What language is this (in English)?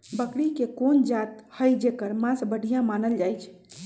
Magahi